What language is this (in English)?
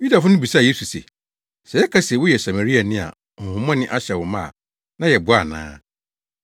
Akan